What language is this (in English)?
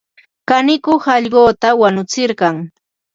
Ambo-Pasco Quechua